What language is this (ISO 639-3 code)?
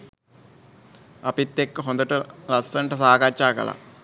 sin